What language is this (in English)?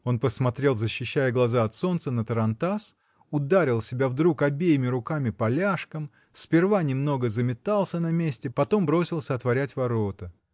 Russian